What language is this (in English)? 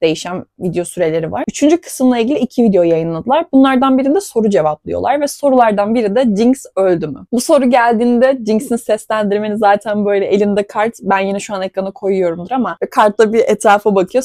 Turkish